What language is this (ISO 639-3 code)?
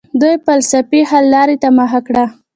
pus